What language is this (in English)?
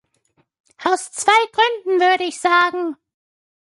German